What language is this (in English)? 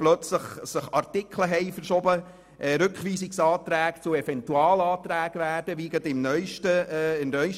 Swiss German